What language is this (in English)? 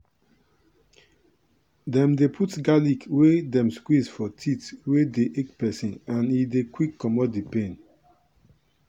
Nigerian Pidgin